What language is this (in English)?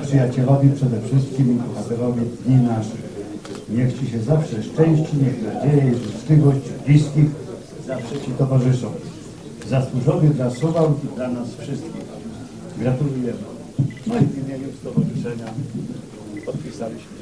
Polish